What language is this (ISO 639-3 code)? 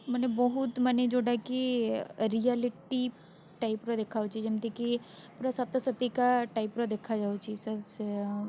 ori